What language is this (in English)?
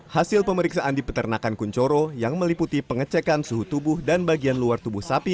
Indonesian